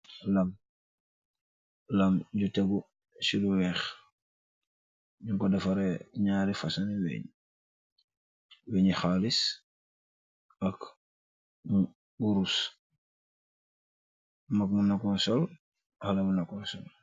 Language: Wolof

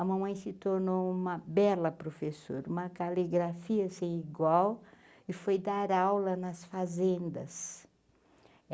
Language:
Portuguese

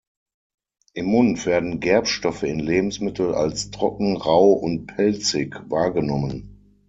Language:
German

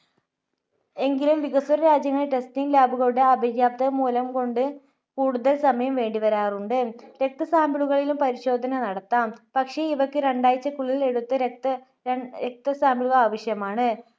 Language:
Malayalam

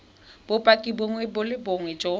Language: Tswana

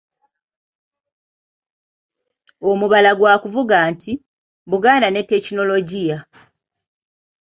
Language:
Ganda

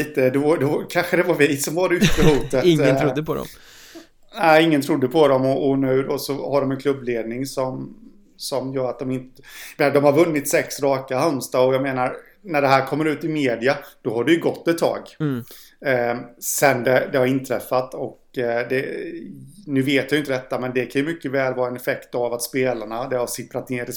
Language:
Swedish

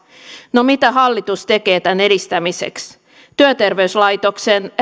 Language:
Finnish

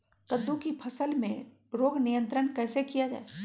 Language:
Magahi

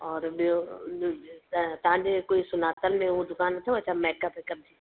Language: Sindhi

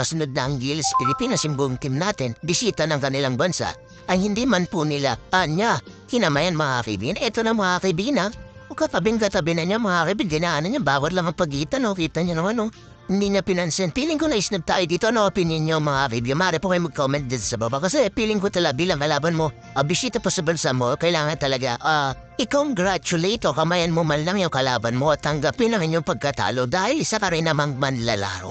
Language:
Filipino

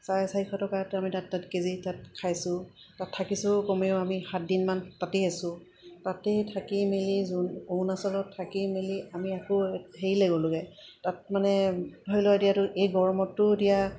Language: Assamese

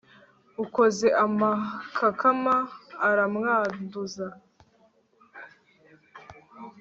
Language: Kinyarwanda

